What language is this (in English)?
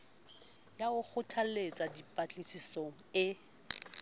Southern Sotho